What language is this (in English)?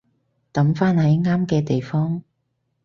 Cantonese